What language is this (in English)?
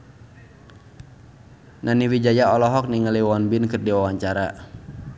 Sundanese